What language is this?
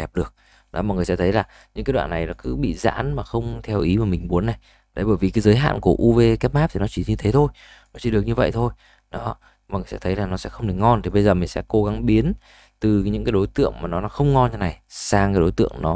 Vietnamese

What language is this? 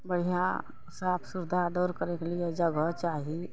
Maithili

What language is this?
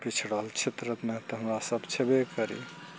Maithili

